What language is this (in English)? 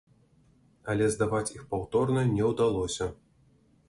Belarusian